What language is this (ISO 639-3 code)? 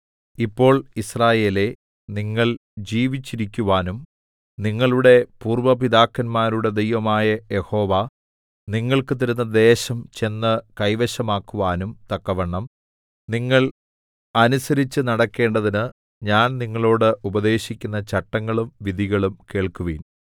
mal